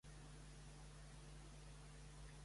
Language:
Catalan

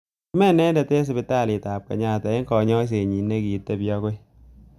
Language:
Kalenjin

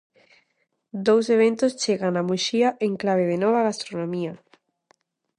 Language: Galician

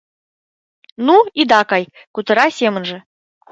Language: Mari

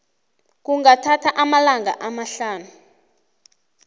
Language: South Ndebele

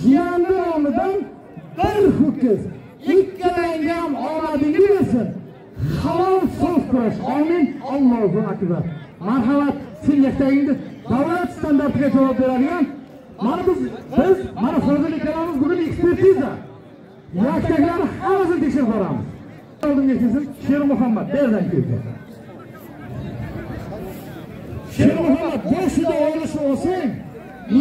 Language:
Turkish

